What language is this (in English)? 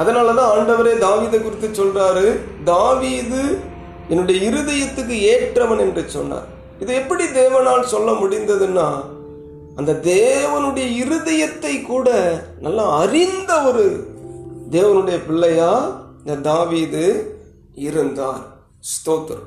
Tamil